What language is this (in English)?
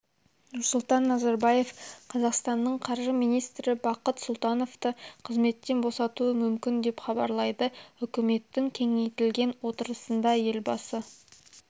Kazakh